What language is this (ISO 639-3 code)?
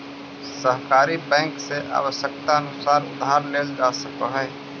mag